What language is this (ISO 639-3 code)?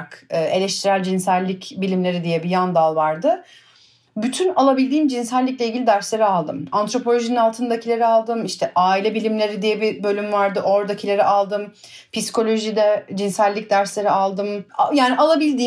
tur